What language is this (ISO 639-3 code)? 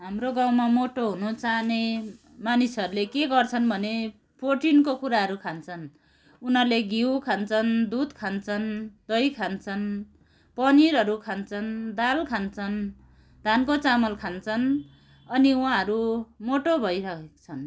nep